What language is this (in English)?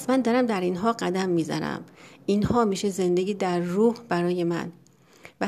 Persian